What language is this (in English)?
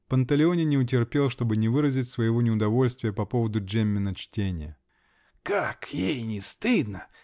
Russian